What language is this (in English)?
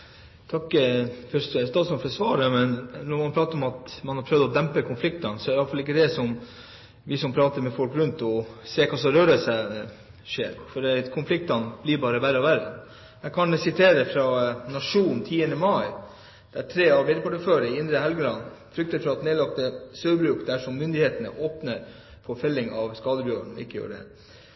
Norwegian Bokmål